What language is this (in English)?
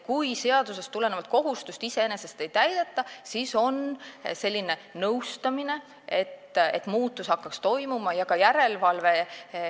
Estonian